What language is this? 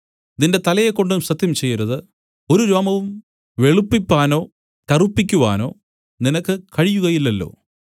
Malayalam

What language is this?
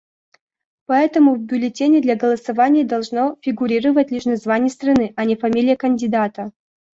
Russian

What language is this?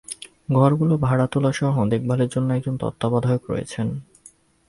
Bangla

